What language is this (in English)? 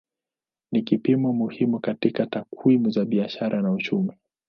Swahili